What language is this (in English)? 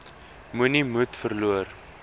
Afrikaans